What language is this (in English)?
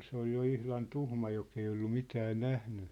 Finnish